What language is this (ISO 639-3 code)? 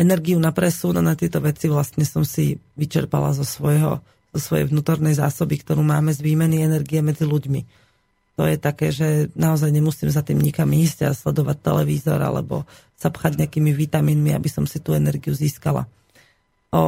slk